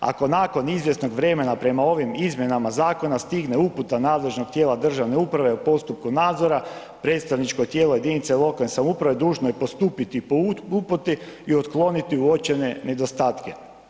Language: Croatian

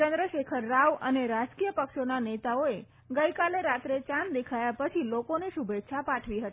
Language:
Gujarati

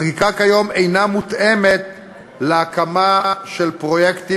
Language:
Hebrew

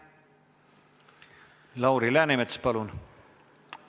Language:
Estonian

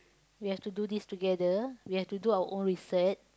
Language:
English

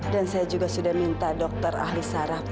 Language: Indonesian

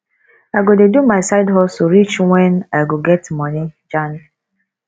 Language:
Nigerian Pidgin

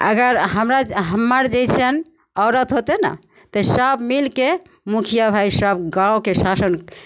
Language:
Maithili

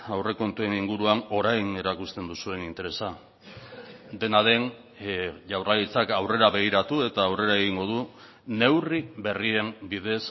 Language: Basque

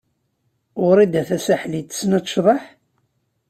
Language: Kabyle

